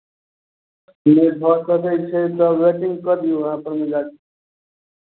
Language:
Maithili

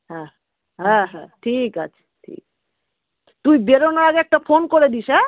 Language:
Bangla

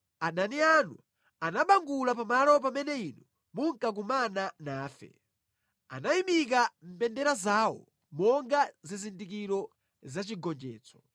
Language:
Nyanja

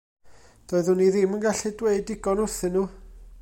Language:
Welsh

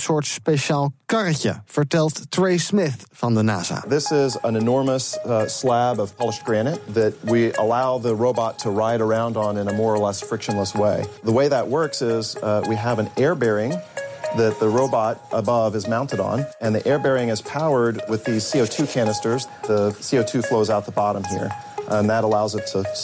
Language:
Dutch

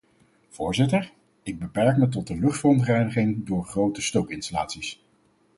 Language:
Dutch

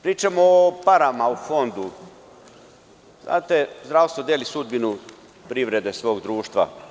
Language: Serbian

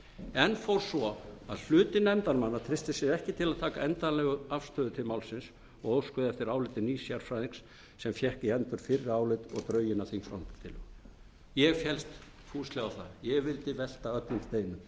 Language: Icelandic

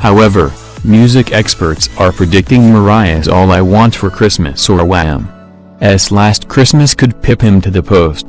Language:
English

